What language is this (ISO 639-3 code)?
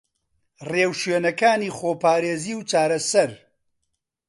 ckb